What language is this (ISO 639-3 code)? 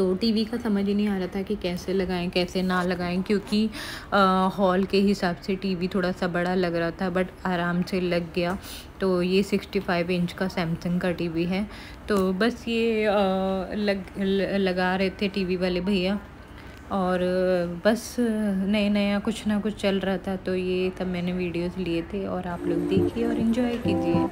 hin